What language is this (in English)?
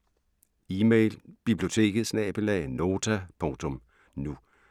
Danish